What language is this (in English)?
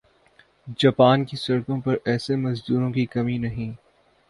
Urdu